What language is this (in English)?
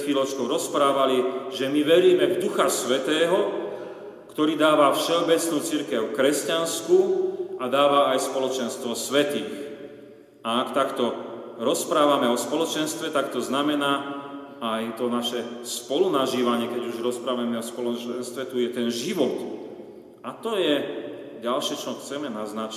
Slovak